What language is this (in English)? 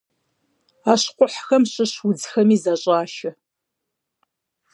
Kabardian